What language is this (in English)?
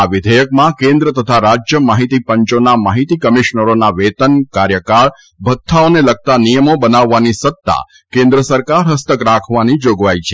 Gujarati